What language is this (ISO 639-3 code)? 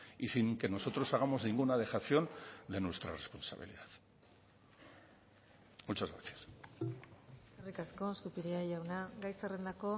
spa